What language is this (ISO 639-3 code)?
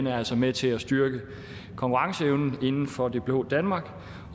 dan